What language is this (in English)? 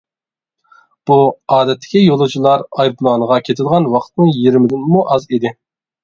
Uyghur